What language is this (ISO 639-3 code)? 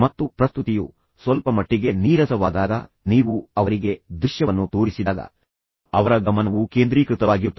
kan